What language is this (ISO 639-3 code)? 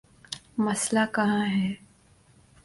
urd